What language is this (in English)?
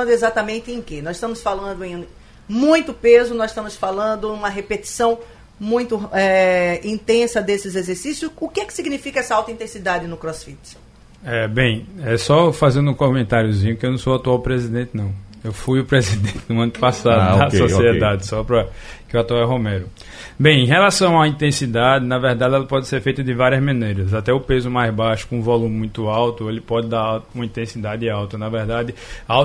Portuguese